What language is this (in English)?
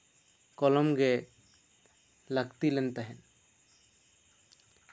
Santali